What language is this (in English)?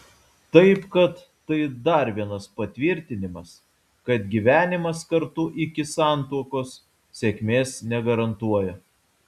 Lithuanian